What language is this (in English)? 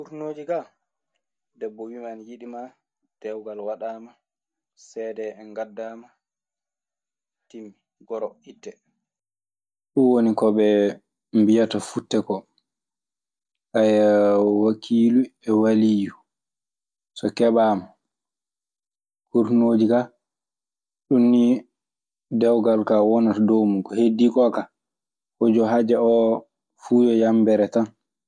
Maasina Fulfulde